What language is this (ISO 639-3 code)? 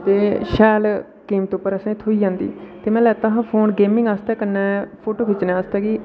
doi